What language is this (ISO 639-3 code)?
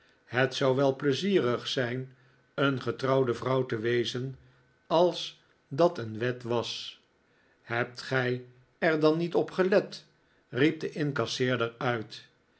nld